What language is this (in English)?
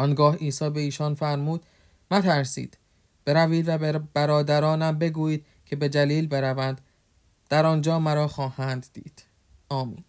Persian